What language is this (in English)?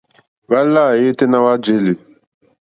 Mokpwe